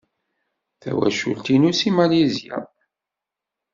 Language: Kabyle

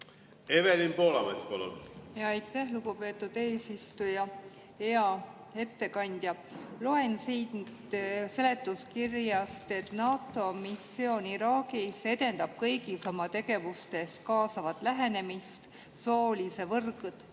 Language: Estonian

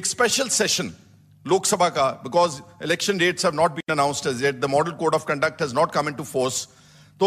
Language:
Hindi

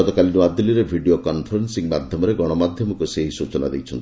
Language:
Odia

